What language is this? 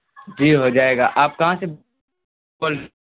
Urdu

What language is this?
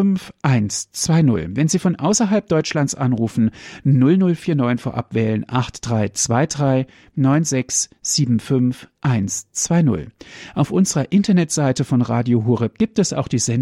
German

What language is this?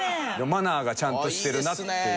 Japanese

